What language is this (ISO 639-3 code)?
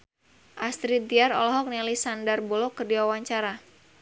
sun